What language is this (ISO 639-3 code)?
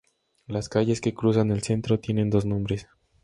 spa